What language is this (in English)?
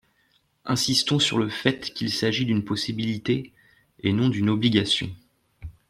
French